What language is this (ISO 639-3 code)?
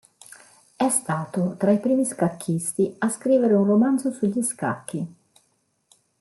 ita